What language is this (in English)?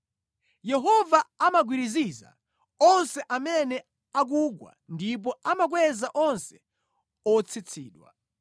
Nyanja